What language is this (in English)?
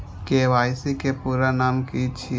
Maithili